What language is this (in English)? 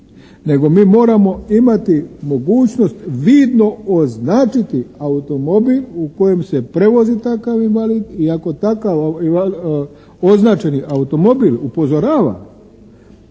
Croatian